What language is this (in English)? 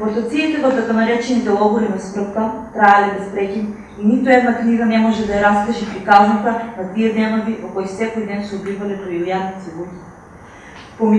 Portuguese